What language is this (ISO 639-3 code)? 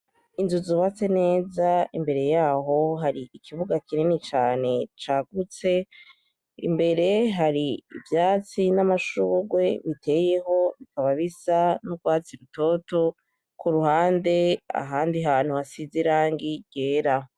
run